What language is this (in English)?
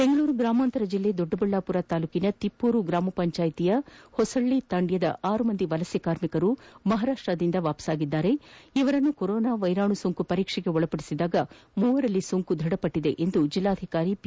Kannada